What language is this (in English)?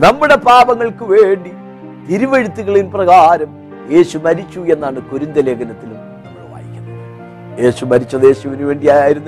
Malayalam